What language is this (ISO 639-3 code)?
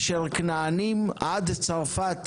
heb